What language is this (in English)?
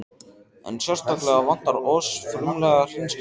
Icelandic